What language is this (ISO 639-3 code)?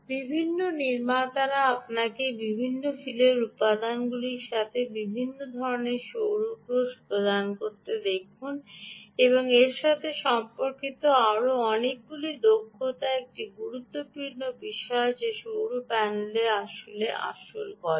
ben